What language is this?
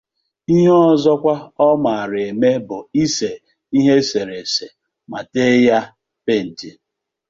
Igbo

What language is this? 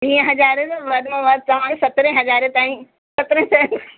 Sindhi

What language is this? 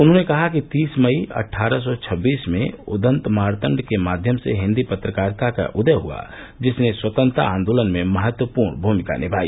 Hindi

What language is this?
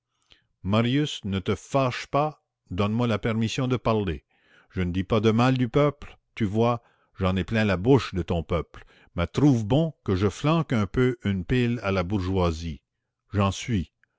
French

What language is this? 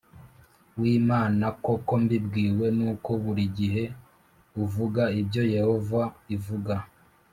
Kinyarwanda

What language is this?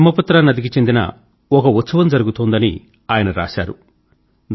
Telugu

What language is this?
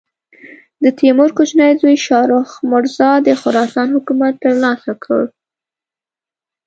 Pashto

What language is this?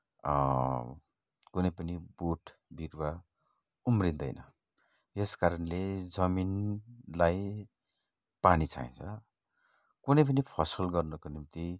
Nepali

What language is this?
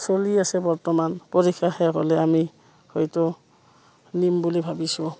Assamese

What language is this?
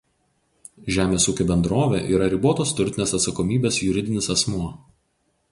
Lithuanian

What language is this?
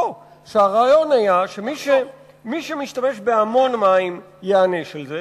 Hebrew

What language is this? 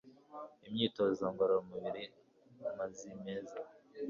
Kinyarwanda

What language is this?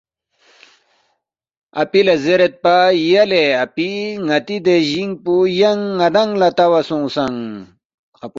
Balti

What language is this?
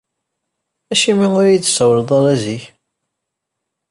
Kabyle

